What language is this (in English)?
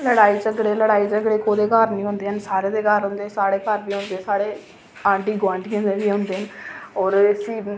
Dogri